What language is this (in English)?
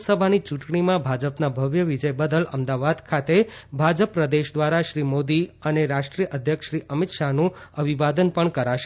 Gujarati